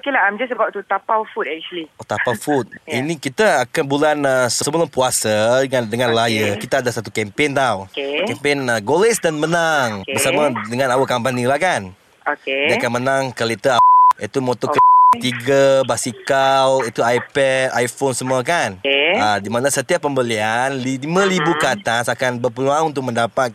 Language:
Malay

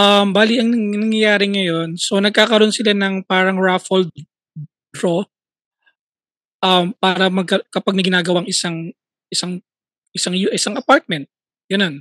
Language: Filipino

